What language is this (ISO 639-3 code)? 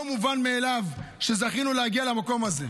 heb